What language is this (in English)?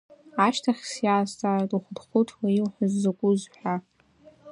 Abkhazian